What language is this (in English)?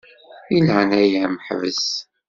Kabyle